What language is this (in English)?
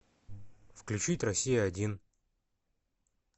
Russian